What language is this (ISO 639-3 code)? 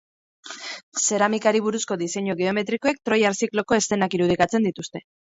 eus